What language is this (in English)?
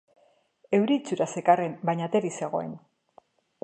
Basque